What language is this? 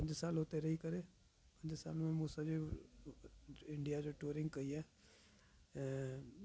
Sindhi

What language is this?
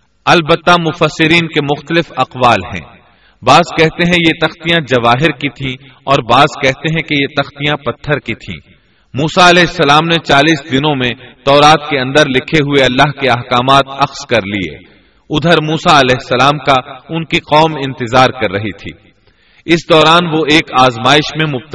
Urdu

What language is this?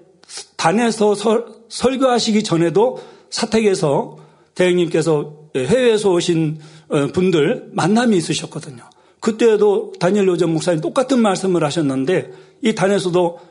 Korean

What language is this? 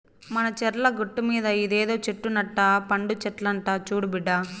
Telugu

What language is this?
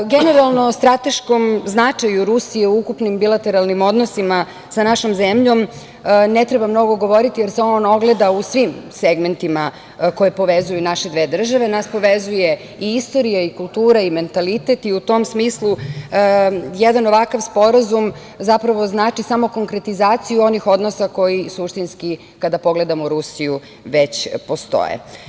Serbian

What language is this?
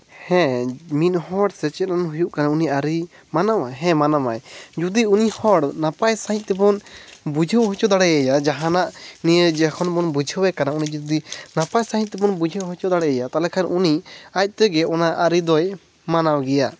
Santali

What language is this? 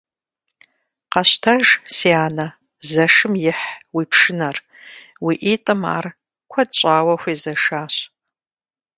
Kabardian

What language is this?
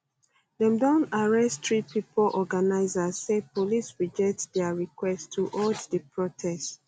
Nigerian Pidgin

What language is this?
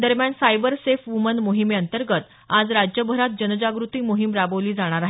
Marathi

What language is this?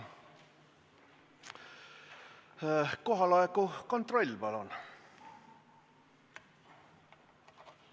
Estonian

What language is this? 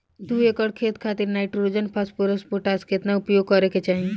Bhojpuri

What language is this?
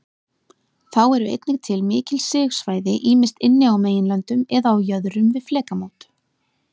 Icelandic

